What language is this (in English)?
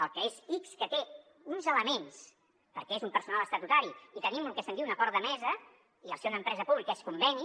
Catalan